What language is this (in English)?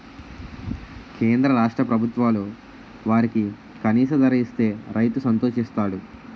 Telugu